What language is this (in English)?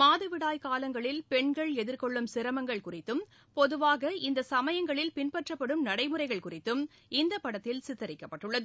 Tamil